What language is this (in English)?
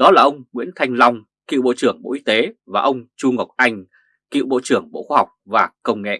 Vietnamese